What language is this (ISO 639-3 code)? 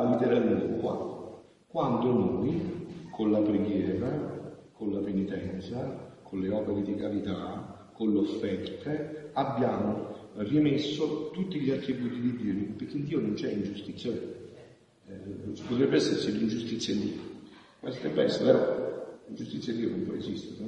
ita